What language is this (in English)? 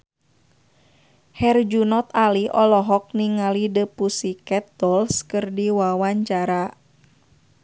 Sundanese